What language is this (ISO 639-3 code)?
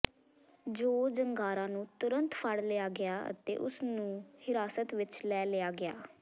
pan